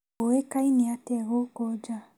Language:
Kikuyu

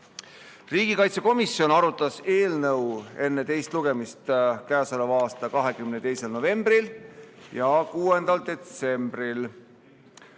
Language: Estonian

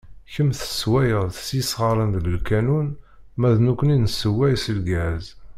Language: Kabyle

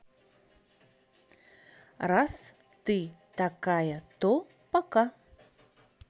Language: Russian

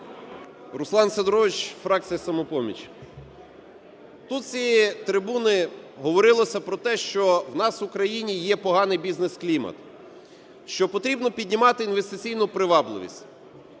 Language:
Ukrainian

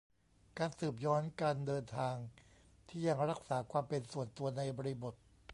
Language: Thai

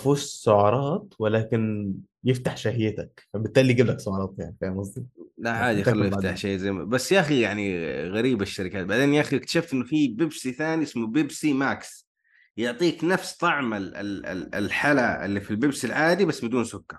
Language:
Arabic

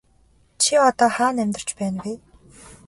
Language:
Mongolian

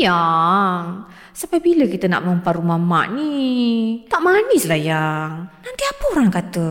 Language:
Malay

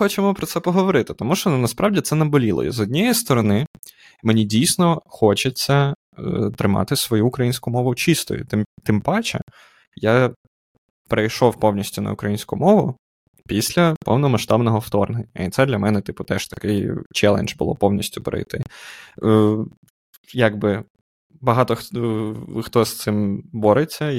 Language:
Ukrainian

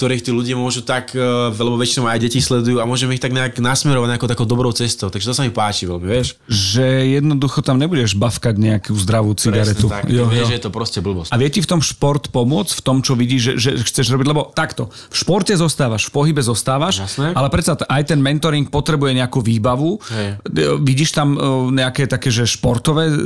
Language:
Slovak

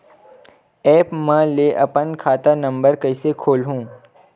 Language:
Chhattisgarhi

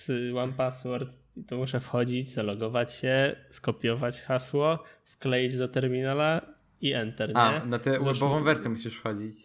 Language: Polish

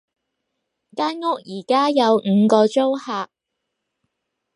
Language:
Cantonese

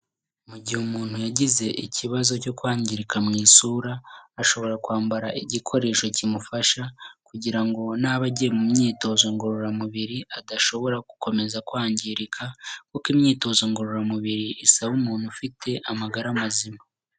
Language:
Kinyarwanda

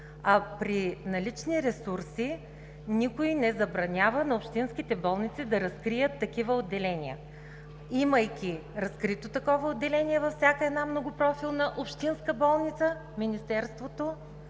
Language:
Bulgarian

